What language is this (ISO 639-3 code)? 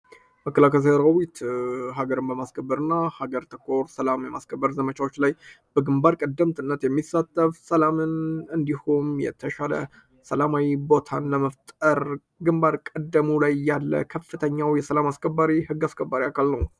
amh